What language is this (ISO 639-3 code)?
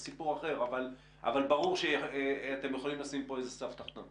heb